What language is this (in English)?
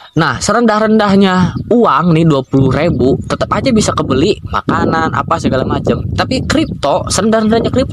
Indonesian